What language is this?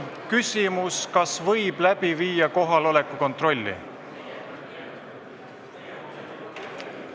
Estonian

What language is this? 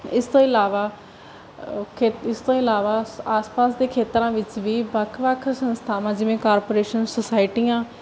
Punjabi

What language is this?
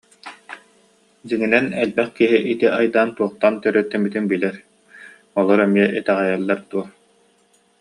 Yakut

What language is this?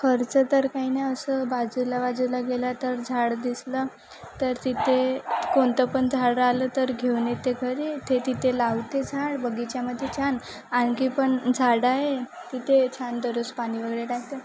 Marathi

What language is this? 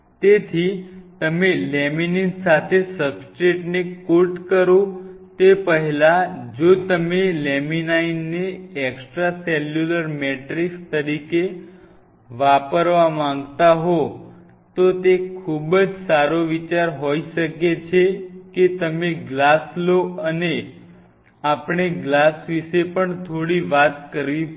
Gujarati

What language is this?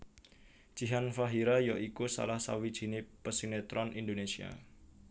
Javanese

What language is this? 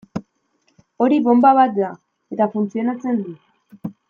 Basque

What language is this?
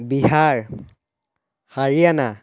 Assamese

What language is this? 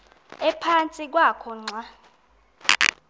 Xhosa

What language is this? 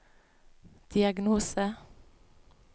Norwegian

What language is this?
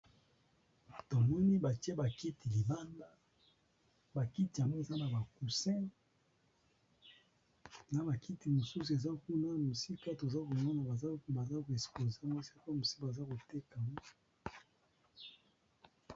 Lingala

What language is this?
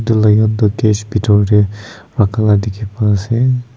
Naga Pidgin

